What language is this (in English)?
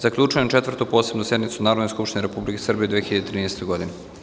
Serbian